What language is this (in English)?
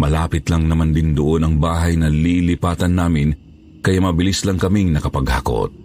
Filipino